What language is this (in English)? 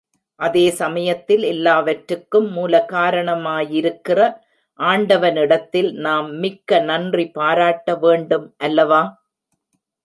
Tamil